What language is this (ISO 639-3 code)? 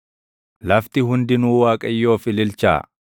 orm